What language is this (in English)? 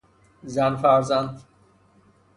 Persian